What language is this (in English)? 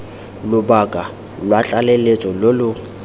Tswana